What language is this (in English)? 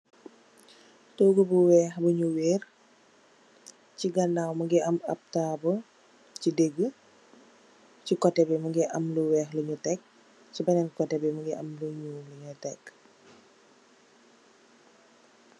Wolof